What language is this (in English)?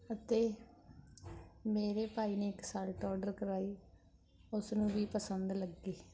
Punjabi